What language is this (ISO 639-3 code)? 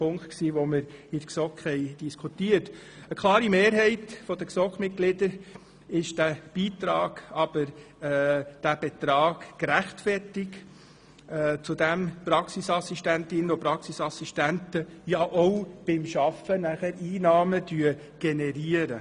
gsw